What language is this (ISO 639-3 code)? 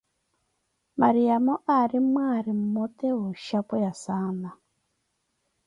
eko